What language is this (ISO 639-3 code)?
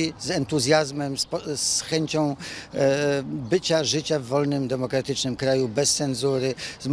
pol